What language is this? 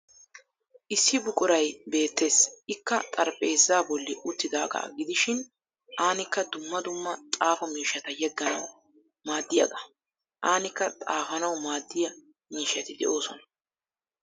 Wolaytta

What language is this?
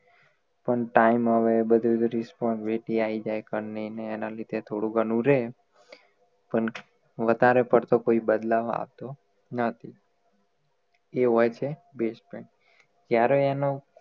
Gujarati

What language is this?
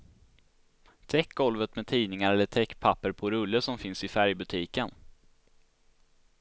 Swedish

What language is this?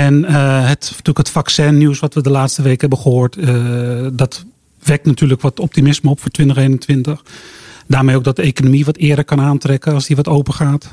Dutch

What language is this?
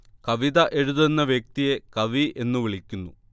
Malayalam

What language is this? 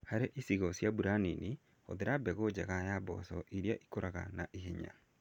Kikuyu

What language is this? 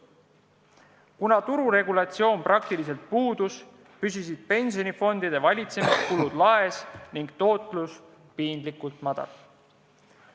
Estonian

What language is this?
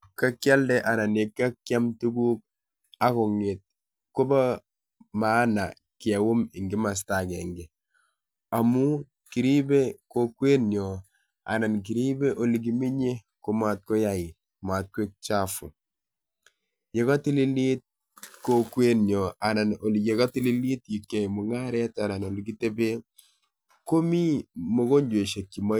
Kalenjin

